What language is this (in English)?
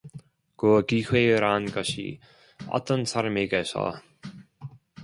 Korean